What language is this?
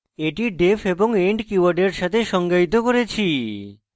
Bangla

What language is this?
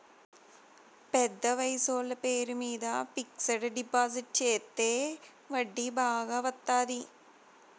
Telugu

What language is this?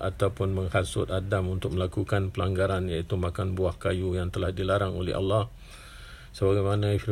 Malay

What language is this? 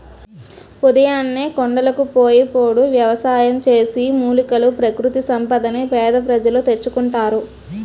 Telugu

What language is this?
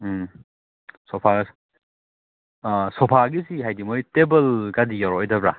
Manipuri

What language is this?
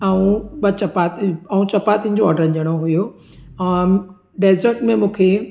Sindhi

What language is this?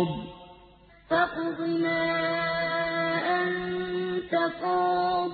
Arabic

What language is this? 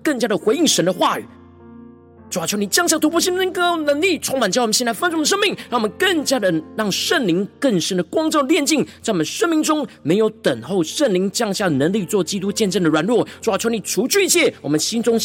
Chinese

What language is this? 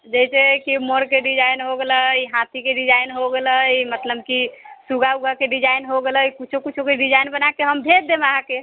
Maithili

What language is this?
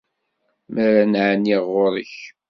Kabyle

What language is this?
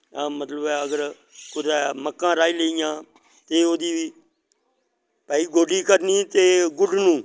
Dogri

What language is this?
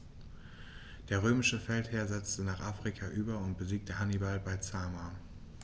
German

